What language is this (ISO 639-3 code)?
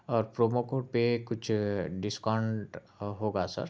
urd